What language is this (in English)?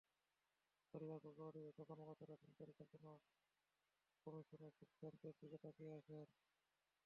Bangla